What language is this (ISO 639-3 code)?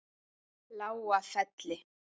isl